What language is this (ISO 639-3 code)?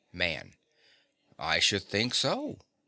eng